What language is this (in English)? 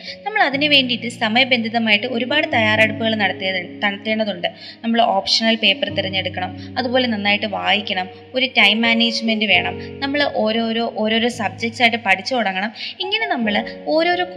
Malayalam